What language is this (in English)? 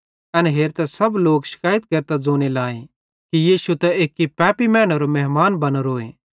Bhadrawahi